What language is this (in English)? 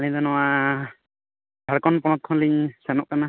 Santali